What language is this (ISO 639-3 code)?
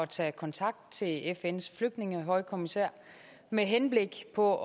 dan